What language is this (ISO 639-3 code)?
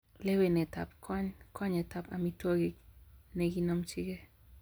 kln